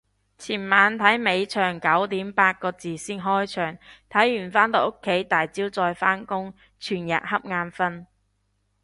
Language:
Cantonese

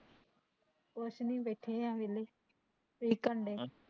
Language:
Punjabi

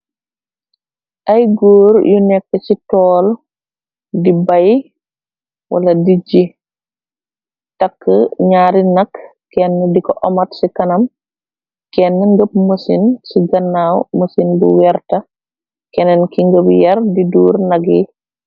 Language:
Wolof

